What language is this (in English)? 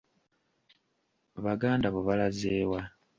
Ganda